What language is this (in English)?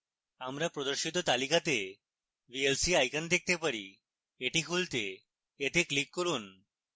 Bangla